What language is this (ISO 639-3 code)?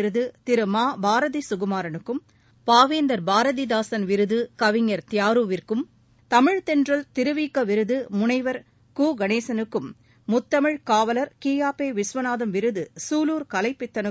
tam